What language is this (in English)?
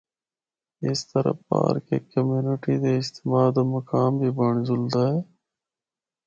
Northern Hindko